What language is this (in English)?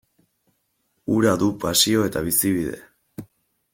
Basque